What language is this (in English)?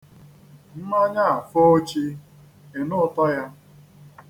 Igbo